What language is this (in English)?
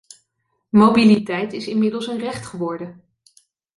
Dutch